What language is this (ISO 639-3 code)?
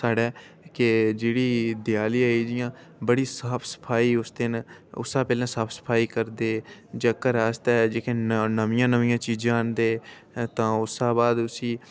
doi